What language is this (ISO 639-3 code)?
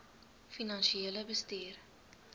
afr